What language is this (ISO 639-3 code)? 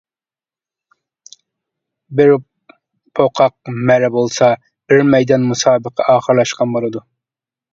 uig